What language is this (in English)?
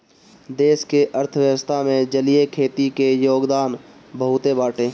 Bhojpuri